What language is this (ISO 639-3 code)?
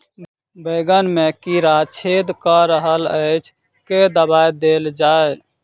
mai